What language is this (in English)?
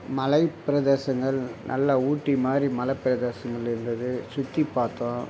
Tamil